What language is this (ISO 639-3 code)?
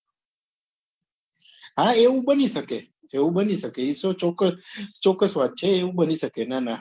guj